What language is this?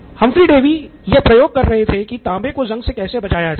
Hindi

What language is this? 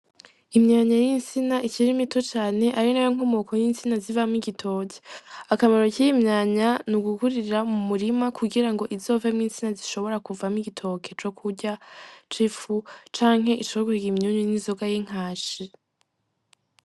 Rundi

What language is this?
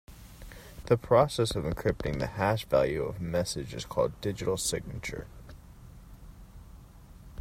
English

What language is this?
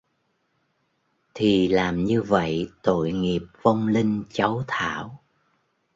Vietnamese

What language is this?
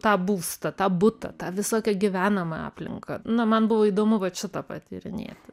Lithuanian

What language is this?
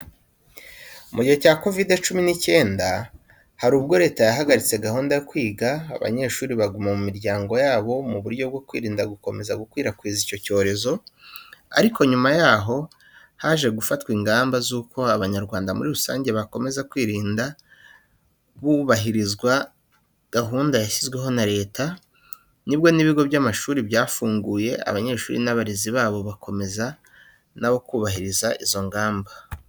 Kinyarwanda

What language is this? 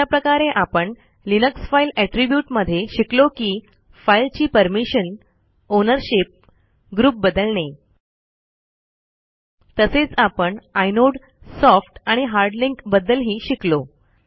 Marathi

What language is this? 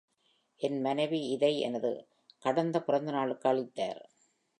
Tamil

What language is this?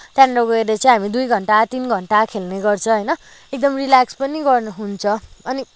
Nepali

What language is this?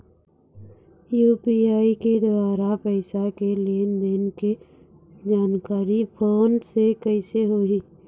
Chhattisgarhi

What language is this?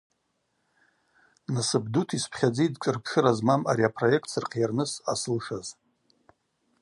Abaza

